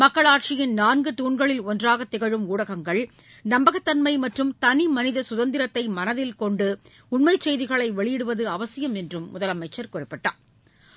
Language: Tamil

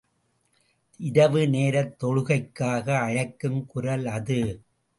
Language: Tamil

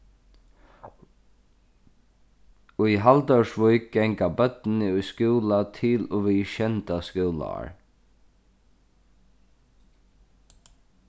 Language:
Faroese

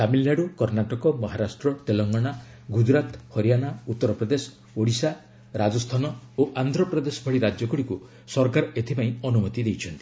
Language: Odia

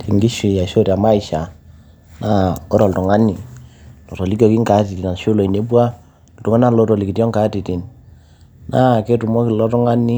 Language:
Masai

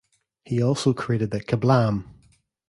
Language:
English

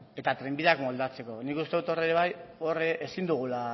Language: Basque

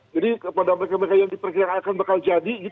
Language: Indonesian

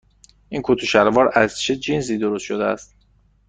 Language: Persian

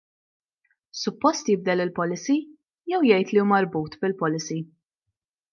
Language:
Maltese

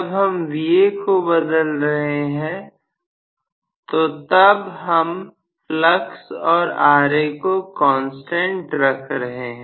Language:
Hindi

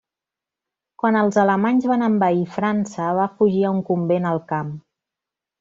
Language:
Catalan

